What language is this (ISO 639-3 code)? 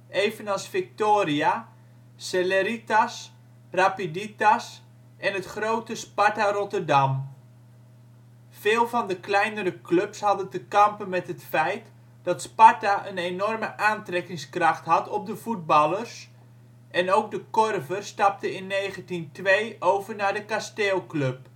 nld